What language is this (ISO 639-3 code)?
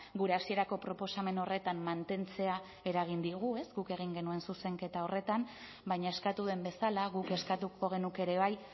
eus